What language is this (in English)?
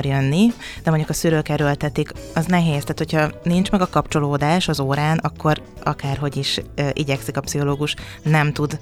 Hungarian